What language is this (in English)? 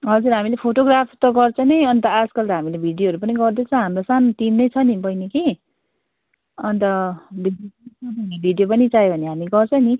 Nepali